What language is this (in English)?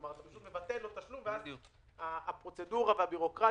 Hebrew